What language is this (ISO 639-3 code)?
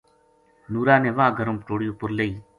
gju